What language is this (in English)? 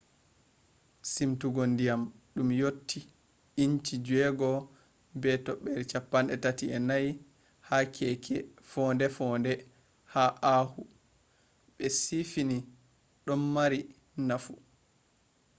Fula